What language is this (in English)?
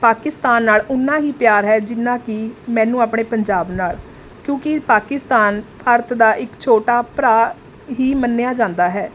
Punjabi